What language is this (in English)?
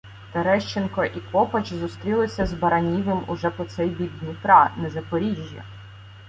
Ukrainian